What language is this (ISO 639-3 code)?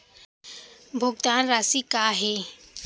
hne